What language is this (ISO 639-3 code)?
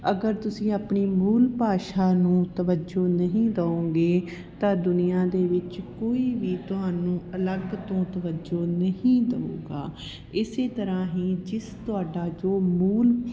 pan